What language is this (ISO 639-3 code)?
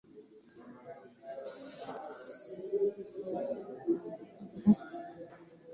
lug